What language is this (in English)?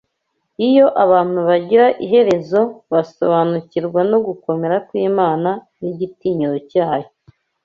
Kinyarwanda